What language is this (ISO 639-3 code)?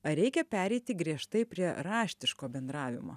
lit